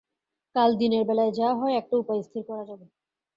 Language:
Bangla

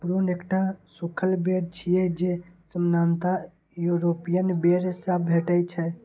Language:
Maithili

